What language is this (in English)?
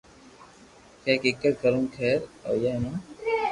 Loarki